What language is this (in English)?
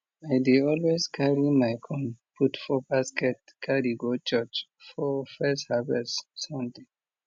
Nigerian Pidgin